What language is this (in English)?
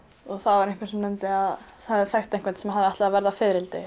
Icelandic